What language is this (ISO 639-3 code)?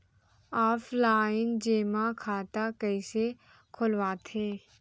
hne